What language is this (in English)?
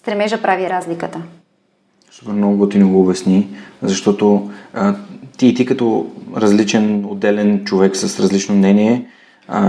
Bulgarian